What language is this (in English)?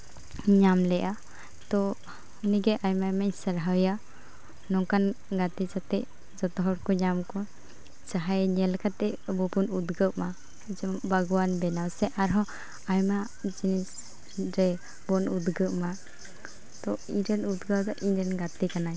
Santali